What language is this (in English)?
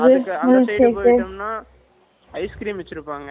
Tamil